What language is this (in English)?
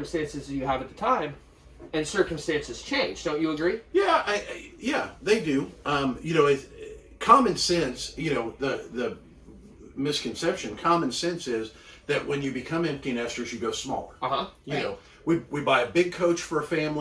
English